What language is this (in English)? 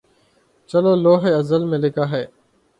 Urdu